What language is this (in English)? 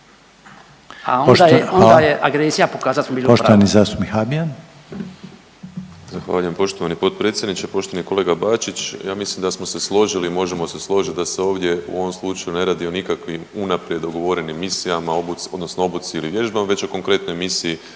Croatian